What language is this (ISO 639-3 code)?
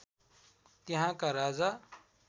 nep